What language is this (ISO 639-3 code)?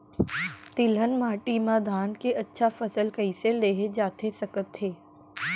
hne